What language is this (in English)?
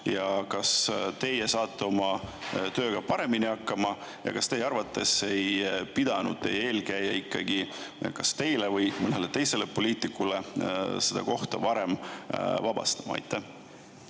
Estonian